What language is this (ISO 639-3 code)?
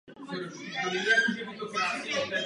ces